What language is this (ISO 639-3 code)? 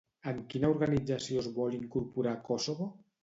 cat